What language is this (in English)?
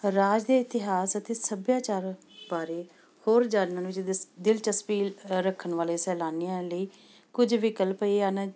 Punjabi